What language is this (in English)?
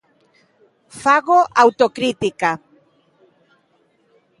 Galician